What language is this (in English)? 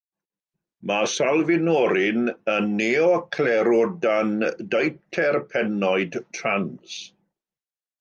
Welsh